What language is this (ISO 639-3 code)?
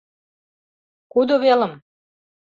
chm